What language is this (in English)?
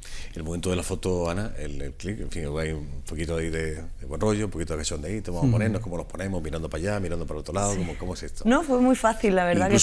Spanish